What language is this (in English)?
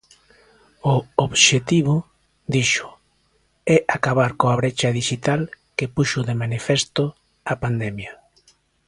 Galician